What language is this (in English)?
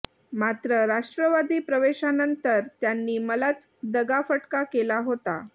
Marathi